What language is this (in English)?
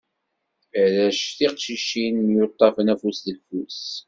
Kabyle